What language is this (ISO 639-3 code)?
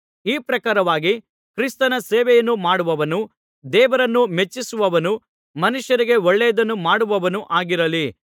kan